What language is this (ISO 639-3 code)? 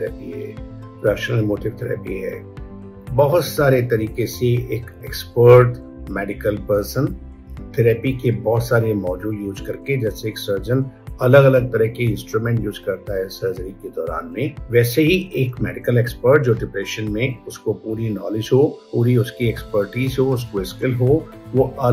hin